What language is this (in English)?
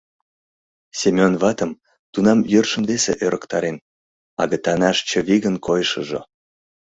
Mari